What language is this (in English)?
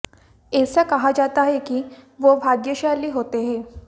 Hindi